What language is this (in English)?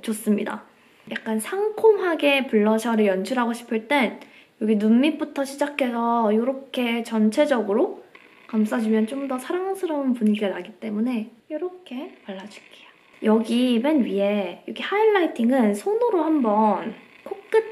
Korean